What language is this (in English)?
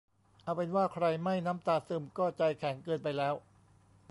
Thai